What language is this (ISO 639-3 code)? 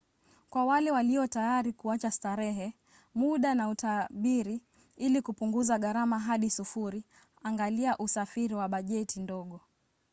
swa